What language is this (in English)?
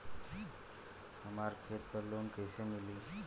Bhojpuri